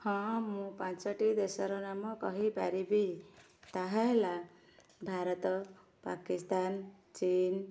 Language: Odia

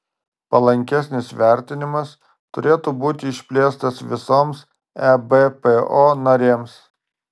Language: Lithuanian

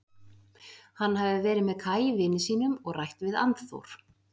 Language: Icelandic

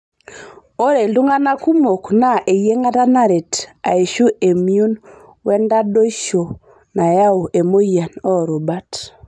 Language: Masai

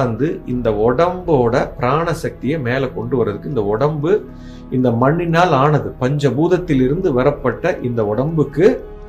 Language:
Tamil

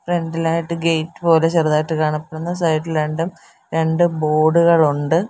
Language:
Malayalam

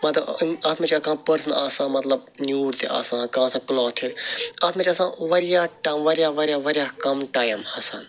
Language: Kashmiri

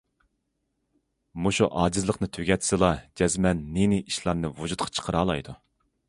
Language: Uyghur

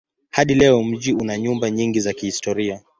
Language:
Swahili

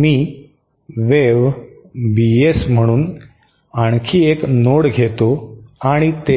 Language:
Marathi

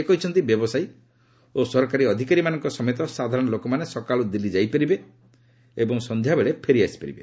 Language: Odia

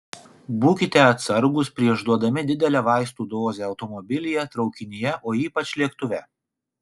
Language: Lithuanian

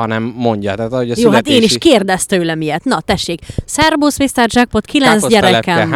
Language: Hungarian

